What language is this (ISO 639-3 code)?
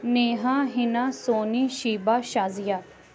urd